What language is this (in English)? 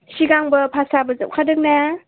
Bodo